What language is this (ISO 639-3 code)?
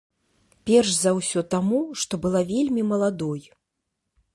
bel